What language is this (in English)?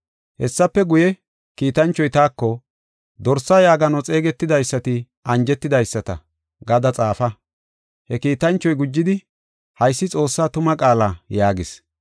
Gofa